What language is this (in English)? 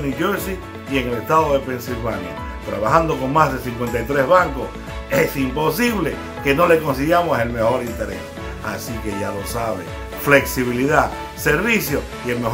Spanish